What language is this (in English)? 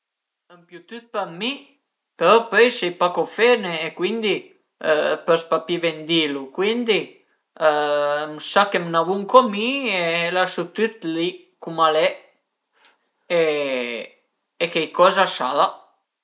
Piedmontese